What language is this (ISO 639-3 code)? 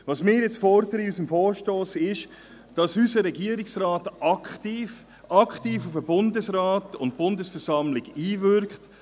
gsw